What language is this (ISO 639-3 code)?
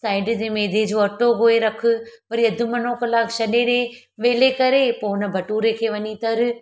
snd